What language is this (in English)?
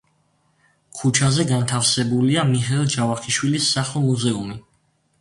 Georgian